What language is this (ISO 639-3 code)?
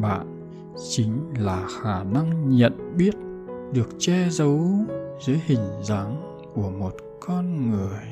vie